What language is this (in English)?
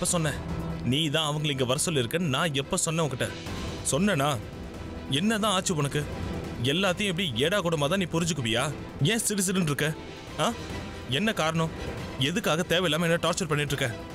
Hindi